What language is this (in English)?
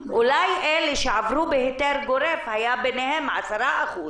Hebrew